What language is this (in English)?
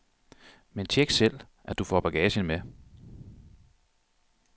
Danish